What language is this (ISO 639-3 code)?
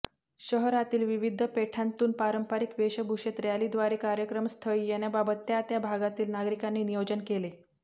mar